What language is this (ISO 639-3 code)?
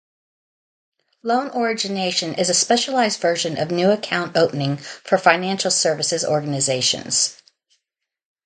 eng